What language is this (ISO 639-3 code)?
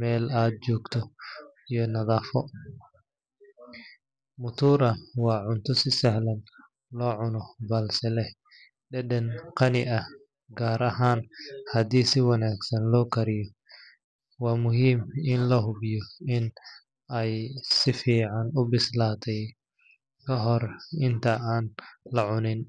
som